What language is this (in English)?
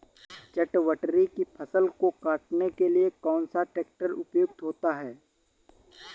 Hindi